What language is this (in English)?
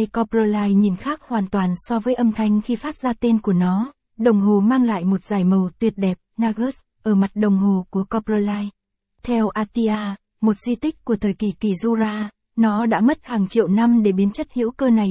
Vietnamese